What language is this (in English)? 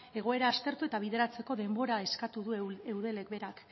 Basque